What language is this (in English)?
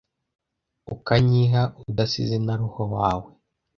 Kinyarwanda